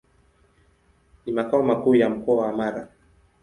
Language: Swahili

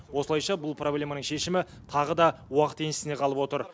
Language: Kazakh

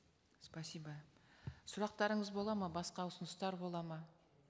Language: Kazakh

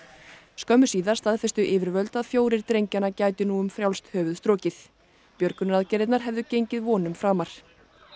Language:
Icelandic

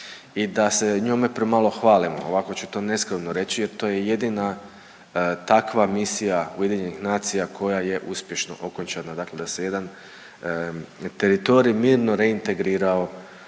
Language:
Croatian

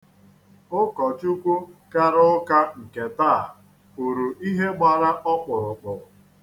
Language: Igbo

